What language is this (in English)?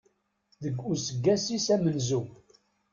Kabyle